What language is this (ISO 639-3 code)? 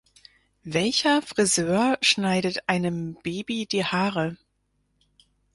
deu